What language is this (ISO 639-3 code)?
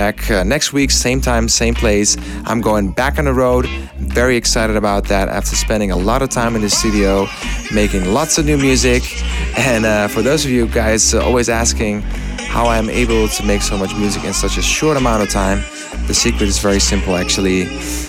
eng